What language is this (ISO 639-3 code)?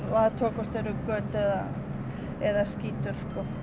isl